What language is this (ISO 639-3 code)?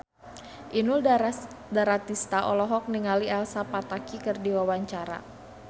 sun